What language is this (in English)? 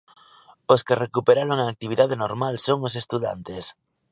Galician